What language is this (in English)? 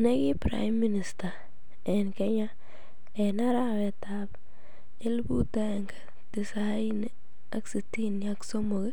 Kalenjin